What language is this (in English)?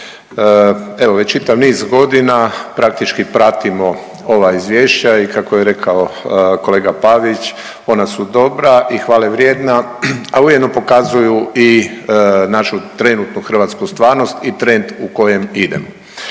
Croatian